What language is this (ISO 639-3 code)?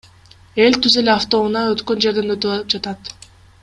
kir